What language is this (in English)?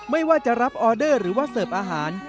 Thai